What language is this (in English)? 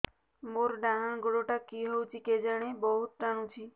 Odia